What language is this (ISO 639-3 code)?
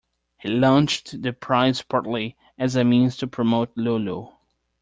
eng